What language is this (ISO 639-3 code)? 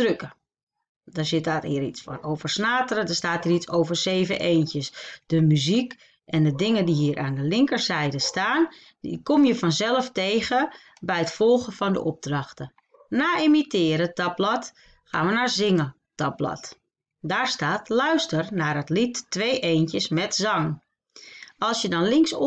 nld